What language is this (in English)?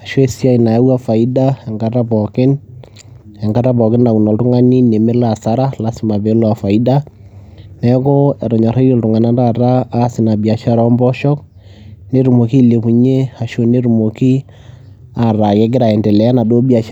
Masai